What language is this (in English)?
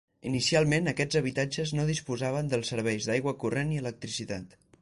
Catalan